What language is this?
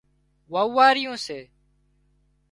Wadiyara Koli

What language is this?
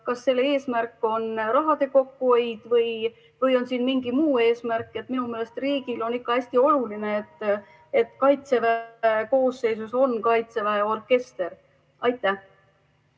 Estonian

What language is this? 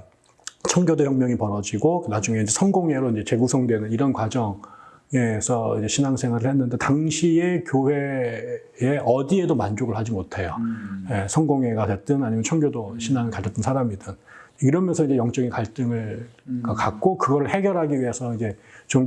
Korean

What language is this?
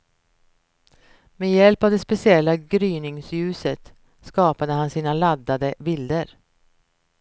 Swedish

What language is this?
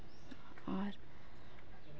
Santali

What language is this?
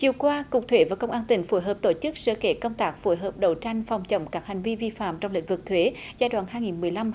Vietnamese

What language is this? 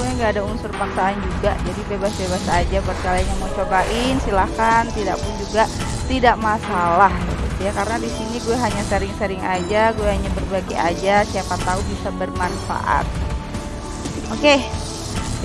Indonesian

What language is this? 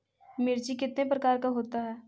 Magahi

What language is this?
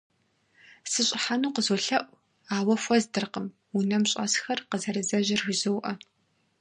Kabardian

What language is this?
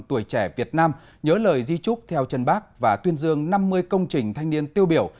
Vietnamese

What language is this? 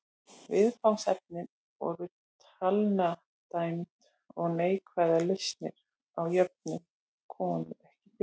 Icelandic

